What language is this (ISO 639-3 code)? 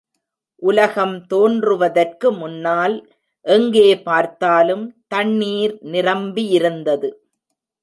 tam